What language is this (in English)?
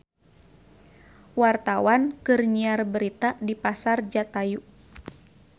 Sundanese